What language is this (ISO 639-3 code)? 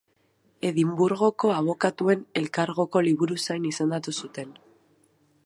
eus